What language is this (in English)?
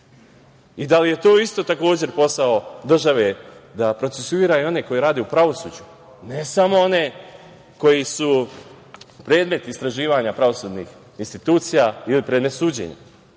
Serbian